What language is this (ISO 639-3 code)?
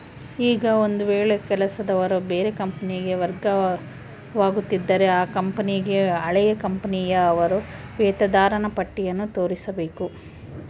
kan